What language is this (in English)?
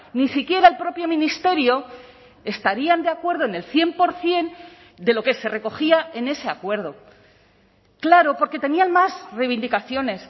Spanish